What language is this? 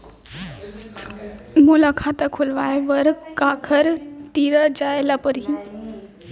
Chhattisgarhi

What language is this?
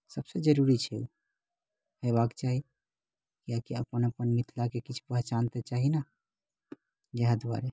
Maithili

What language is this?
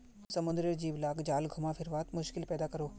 Magahi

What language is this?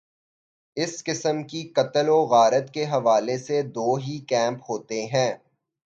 Urdu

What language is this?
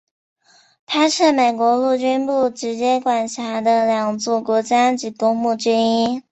Chinese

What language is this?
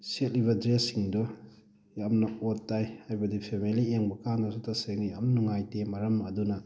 Manipuri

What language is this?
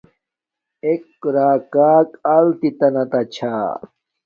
Domaaki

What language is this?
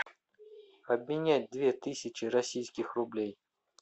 Russian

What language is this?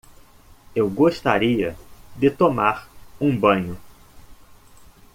Portuguese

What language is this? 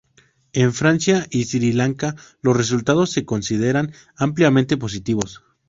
Spanish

